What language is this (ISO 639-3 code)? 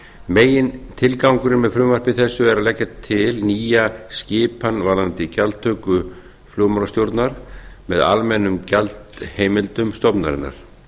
isl